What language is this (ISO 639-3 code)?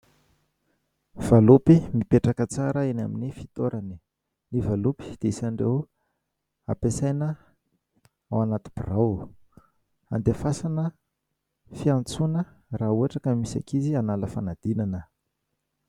mlg